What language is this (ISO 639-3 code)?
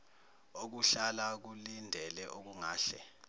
zul